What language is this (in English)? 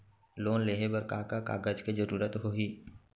Chhattisgarhi